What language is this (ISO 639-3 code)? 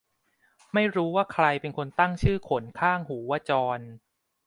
tha